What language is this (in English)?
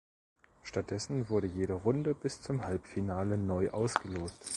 German